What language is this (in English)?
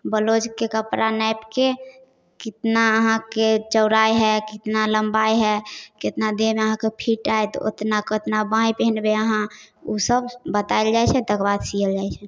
Maithili